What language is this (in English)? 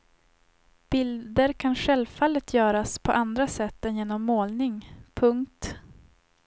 Swedish